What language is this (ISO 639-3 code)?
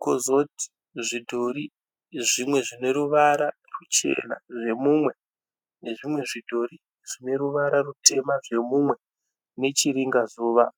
sna